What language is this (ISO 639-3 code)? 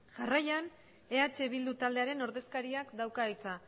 eus